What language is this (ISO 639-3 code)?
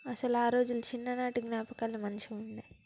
tel